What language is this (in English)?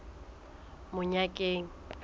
Southern Sotho